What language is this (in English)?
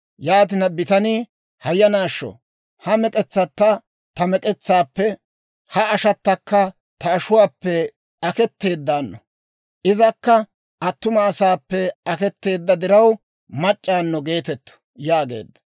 Dawro